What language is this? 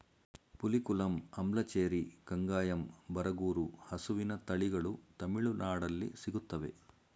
Kannada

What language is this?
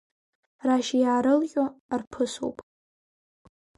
Abkhazian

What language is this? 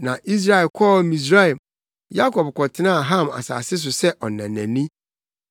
Akan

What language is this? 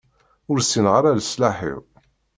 Kabyle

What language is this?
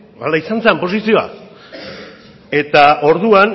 Basque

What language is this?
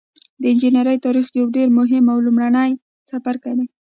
Pashto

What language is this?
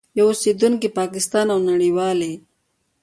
Pashto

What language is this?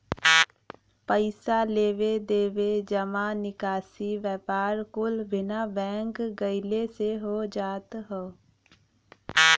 Bhojpuri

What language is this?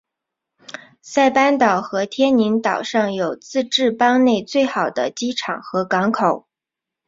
Chinese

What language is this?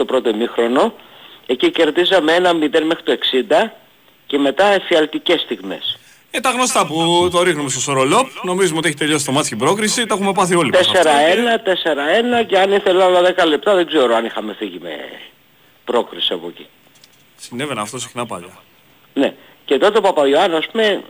Greek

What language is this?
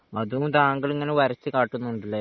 Malayalam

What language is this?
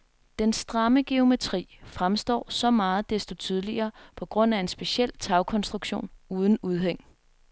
Danish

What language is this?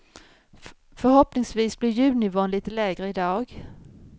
Swedish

